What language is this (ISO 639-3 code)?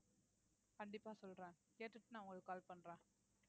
tam